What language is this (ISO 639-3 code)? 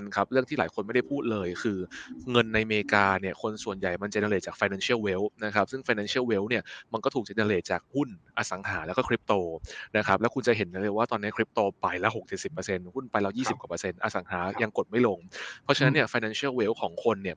tha